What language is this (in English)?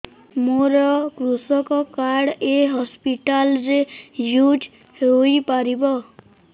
Odia